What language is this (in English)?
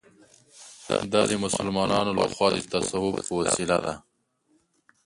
Pashto